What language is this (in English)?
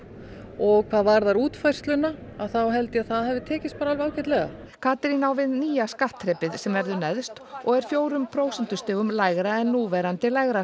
Icelandic